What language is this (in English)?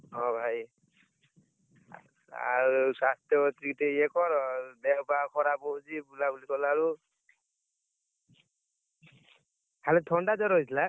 Odia